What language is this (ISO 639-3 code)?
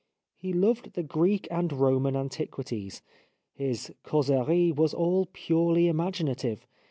eng